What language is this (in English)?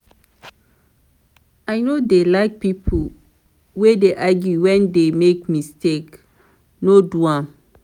Nigerian Pidgin